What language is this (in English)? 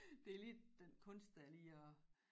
Danish